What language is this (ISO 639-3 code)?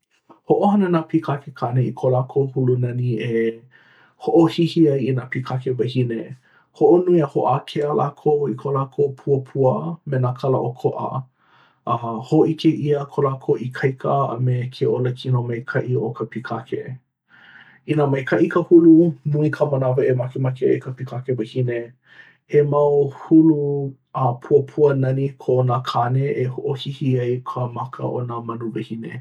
haw